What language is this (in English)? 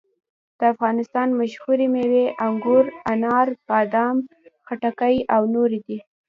Pashto